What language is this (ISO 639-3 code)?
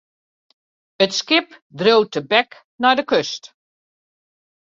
fry